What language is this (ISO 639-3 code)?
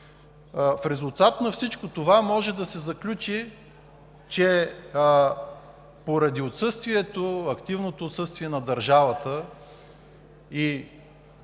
bul